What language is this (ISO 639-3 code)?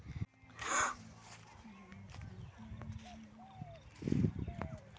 mag